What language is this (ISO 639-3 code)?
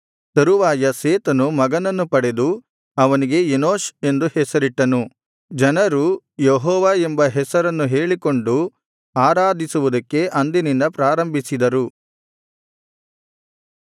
kan